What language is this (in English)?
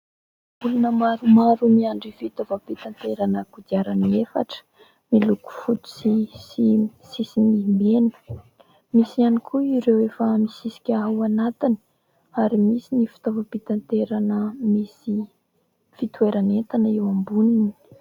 Malagasy